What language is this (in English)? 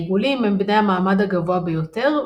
Hebrew